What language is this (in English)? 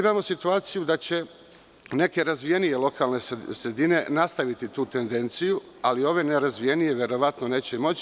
Serbian